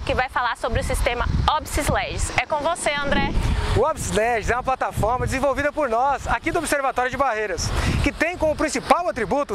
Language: Portuguese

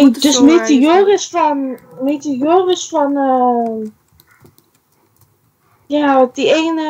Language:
Dutch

